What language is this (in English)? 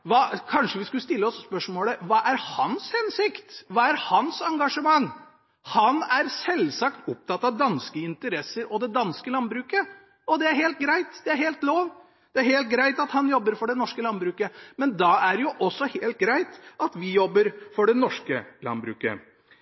Norwegian Bokmål